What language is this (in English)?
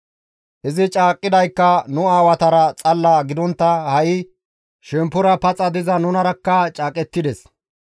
Gamo